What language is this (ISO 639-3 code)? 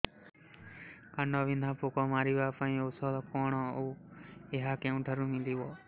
ori